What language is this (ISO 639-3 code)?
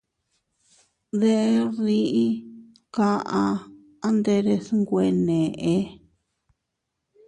cut